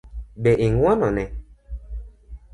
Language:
Luo (Kenya and Tanzania)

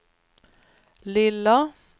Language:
Swedish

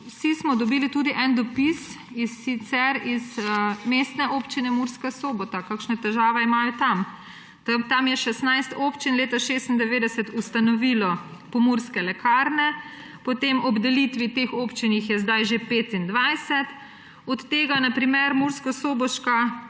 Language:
Slovenian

